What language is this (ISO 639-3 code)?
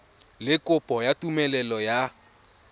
tsn